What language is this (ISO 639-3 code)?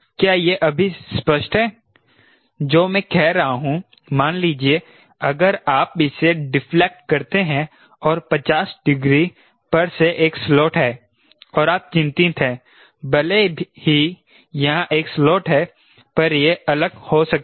hin